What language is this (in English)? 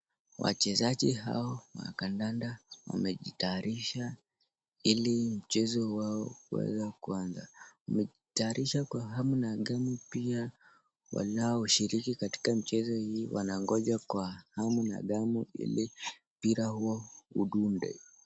Swahili